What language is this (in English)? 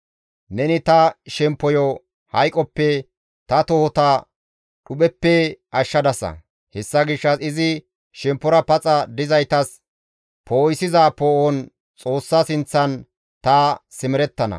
Gamo